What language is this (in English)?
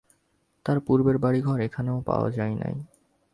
Bangla